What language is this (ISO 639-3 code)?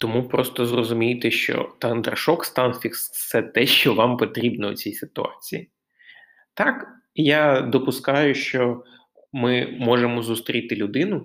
ukr